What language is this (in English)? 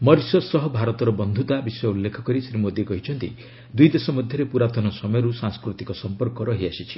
Odia